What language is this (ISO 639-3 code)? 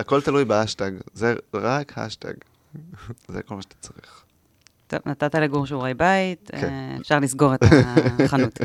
heb